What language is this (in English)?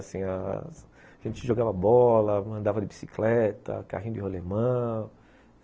Portuguese